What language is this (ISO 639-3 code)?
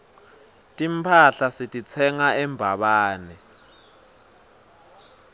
ssw